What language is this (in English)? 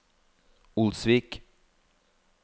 Norwegian